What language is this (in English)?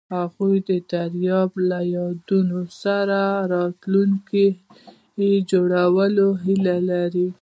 Pashto